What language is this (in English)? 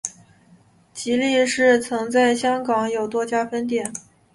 Chinese